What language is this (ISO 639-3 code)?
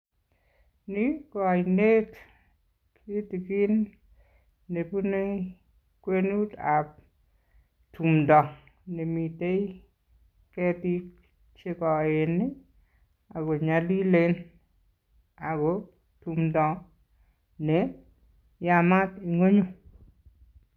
kln